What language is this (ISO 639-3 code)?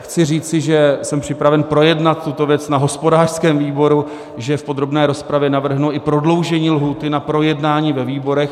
ces